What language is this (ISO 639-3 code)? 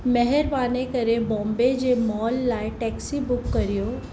snd